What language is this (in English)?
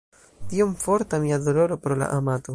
Esperanto